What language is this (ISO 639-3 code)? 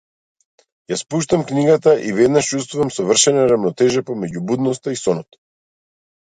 mkd